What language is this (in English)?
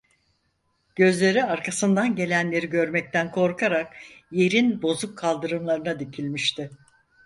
Turkish